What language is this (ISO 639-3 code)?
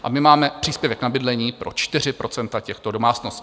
ces